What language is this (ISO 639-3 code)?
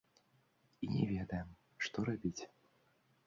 bel